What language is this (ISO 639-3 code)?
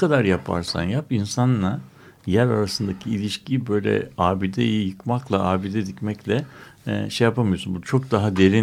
tur